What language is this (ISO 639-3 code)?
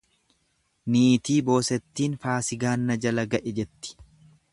orm